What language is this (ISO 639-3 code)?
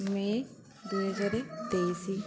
ori